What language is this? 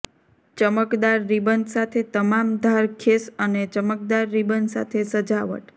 Gujarati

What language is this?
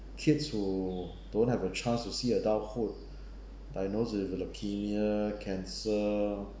English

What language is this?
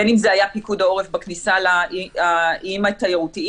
Hebrew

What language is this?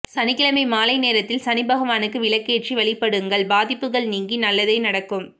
Tamil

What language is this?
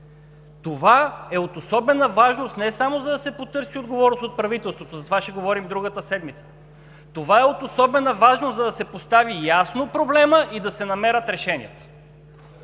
Bulgarian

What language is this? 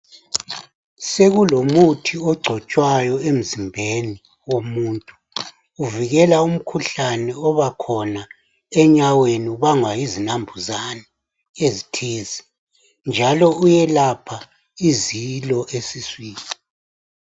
North Ndebele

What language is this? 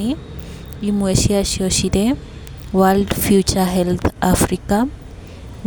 Kikuyu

